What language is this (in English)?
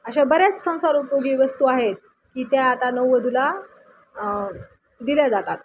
Marathi